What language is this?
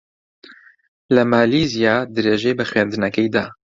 Central Kurdish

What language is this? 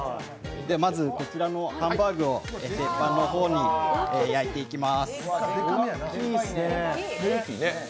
Japanese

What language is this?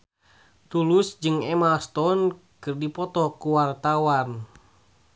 Sundanese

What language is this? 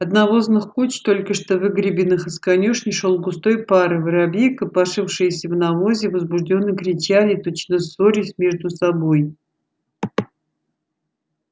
Russian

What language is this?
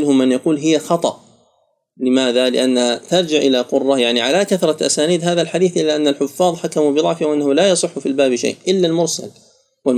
Arabic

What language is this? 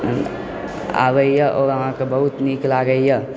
Maithili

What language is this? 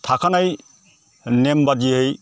Bodo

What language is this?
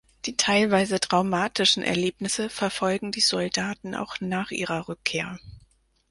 German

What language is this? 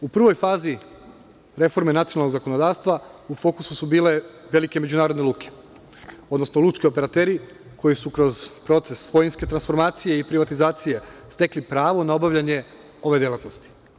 Serbian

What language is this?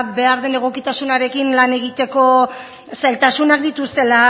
Basque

